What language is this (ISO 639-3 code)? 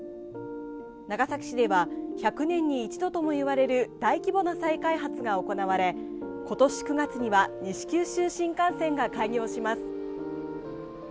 jpn